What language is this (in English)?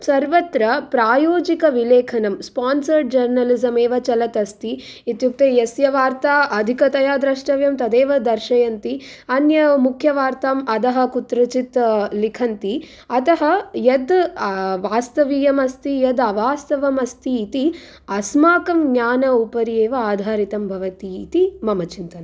Sanskrit